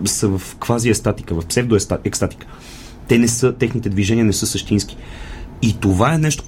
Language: Bulgarian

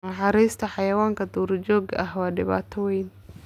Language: Somali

